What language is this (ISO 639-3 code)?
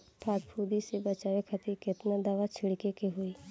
bho